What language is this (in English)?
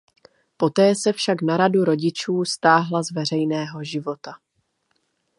Czech